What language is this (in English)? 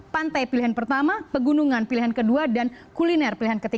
Indonesian